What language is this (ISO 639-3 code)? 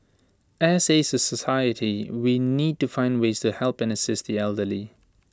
eng